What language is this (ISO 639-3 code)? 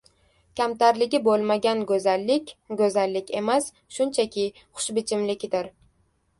uzb